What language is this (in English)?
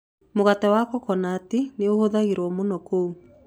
Kikuyu